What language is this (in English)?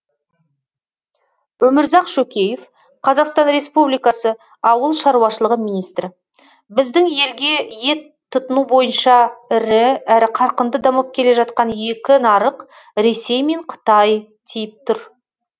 Kazakh